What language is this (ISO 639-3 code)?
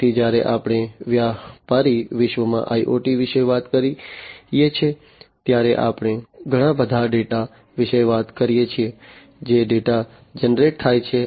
guj